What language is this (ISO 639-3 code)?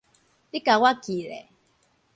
nan